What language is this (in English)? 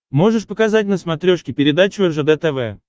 Russian